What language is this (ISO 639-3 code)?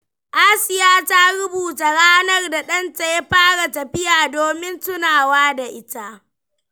hau